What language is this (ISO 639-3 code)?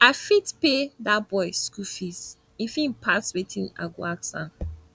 pcm